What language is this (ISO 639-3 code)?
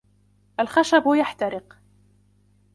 ara